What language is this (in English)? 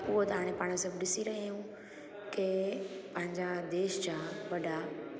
Sindhi